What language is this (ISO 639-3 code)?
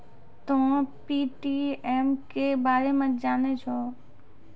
mai